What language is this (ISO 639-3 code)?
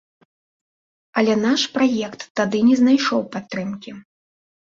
bel